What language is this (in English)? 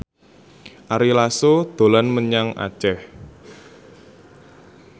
Javanese